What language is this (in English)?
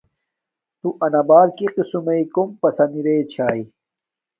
Domaaki